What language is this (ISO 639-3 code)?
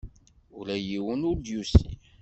kab